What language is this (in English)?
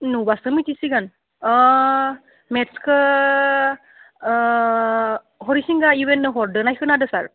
Bodo